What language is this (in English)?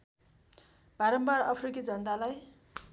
Nepali